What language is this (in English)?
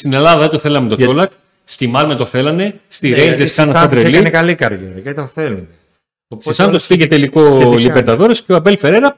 Greek